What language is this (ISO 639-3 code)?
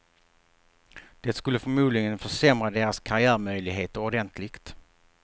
swe